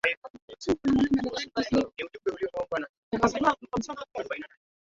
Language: Swahili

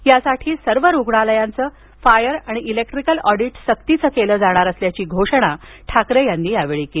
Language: Marathi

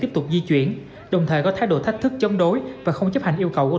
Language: Vietnamese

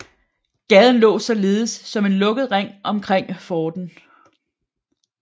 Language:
Danish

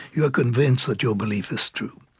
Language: English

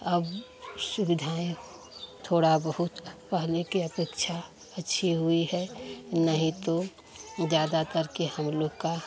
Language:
Hindi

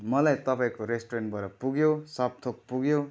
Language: Nepali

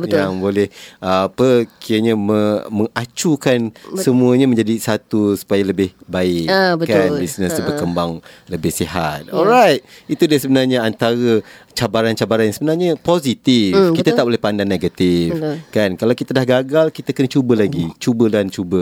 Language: Malay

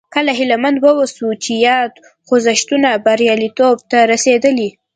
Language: Pashto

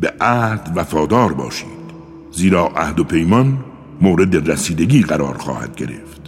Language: Persian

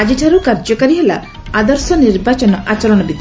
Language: Odia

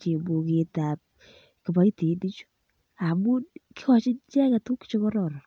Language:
Kalenjin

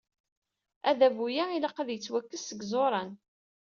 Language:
Kabyle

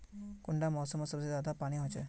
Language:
Magahi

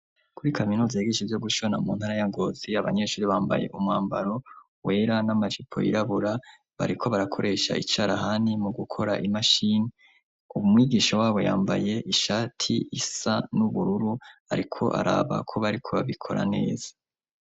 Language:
Rundi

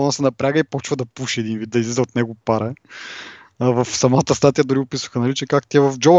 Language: Bulgarian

